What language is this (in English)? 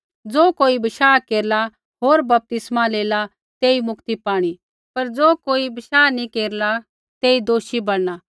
Kullu Pahari